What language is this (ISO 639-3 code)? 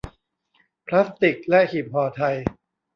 tha